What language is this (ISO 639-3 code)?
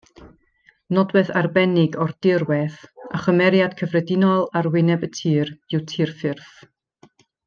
cym